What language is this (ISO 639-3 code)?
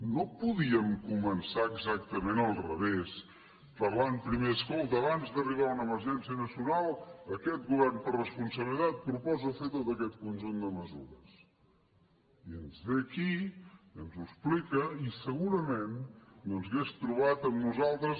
cat